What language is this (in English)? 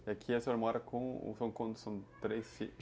Portuguese